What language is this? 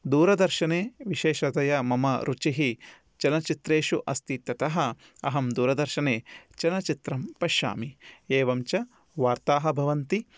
Sanskrit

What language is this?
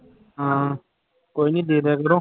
Punjabi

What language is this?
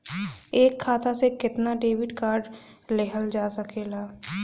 Bhojpuri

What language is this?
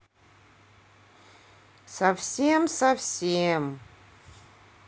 Russian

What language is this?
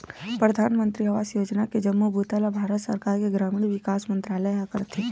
Chhattisgarhi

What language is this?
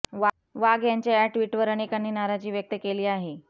Marathi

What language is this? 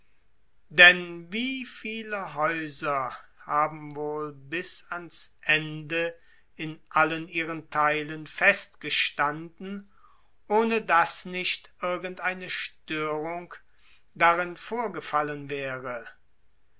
German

